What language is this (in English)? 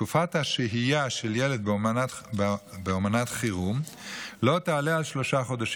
Hebrew